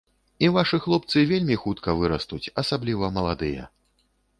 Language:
Belarusian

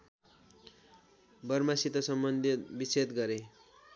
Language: Nepali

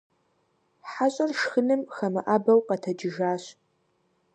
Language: Kabardian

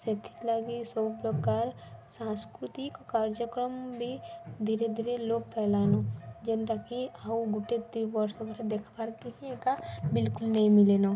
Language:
Odia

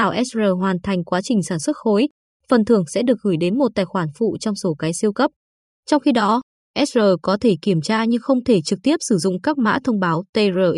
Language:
Vietnamese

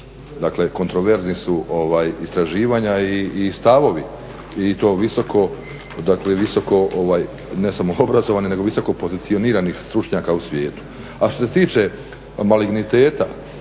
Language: Croatian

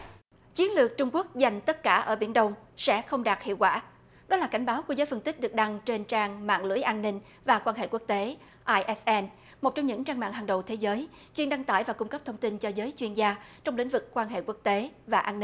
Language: Vietnamese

